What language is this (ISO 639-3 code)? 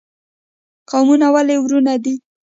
pus